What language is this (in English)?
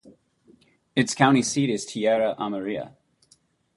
English